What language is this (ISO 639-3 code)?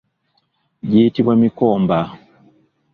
lug